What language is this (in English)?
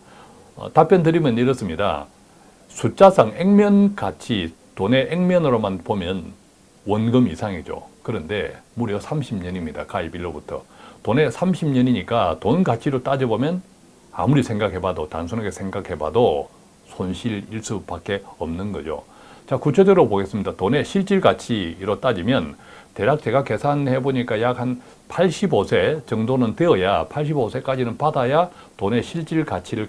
Korean